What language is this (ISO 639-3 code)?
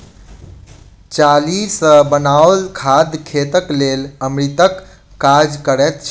mai